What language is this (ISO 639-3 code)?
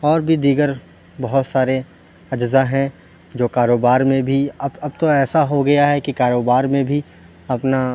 urd